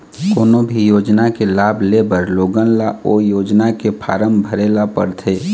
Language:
Chhattisgarhi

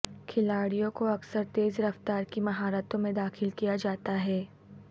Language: Urdu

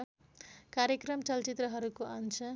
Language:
Nepali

